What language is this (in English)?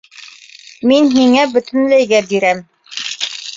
Bashkir